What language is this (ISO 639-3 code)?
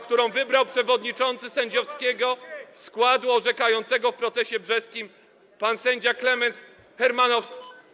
pol